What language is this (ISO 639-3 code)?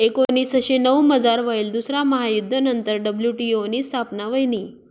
mar